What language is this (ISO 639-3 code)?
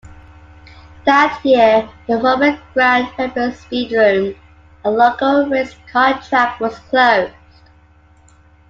eng